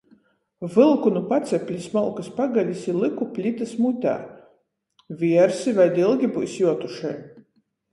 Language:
Latgalian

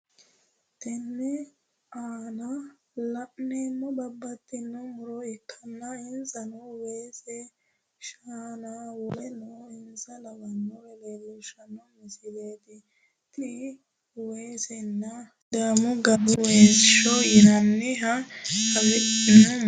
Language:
Sidamo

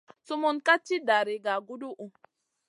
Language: Masana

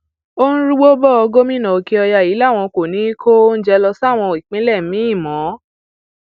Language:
Yoruba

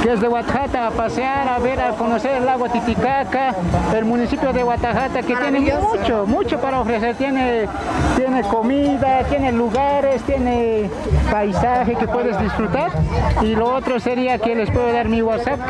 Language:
Spanish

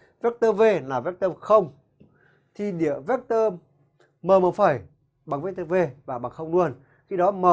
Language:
Vietnamese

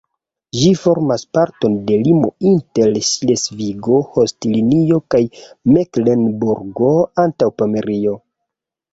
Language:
Esperanto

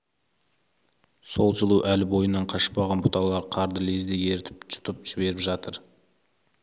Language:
Kazakh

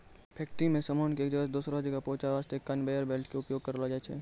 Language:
Maithili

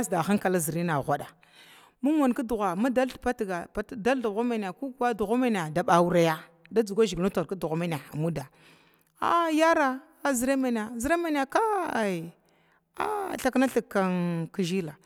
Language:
Glavda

